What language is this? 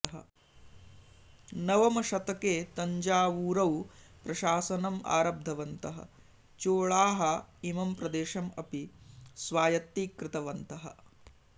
Sanskrit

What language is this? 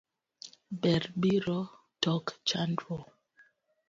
Luo (Kenya and Tanzania)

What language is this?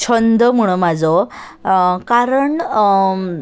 Konkani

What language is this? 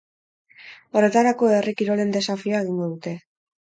Basque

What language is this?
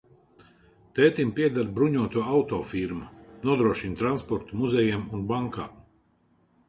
Latvian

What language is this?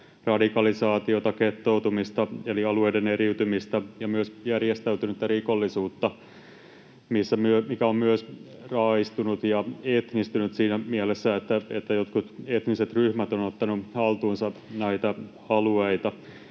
Finnish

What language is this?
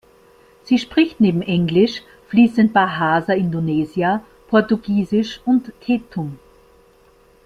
German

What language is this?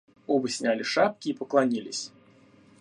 Russian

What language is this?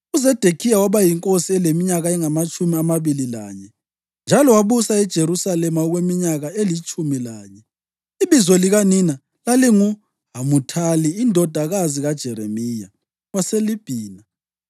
North Ndebele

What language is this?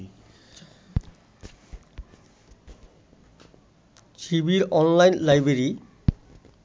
Bangla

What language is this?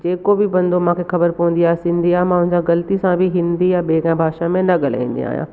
Sindhi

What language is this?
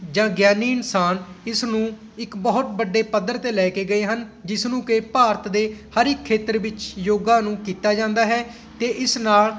Punjabi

